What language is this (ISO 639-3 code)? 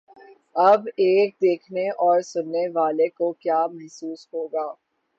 urd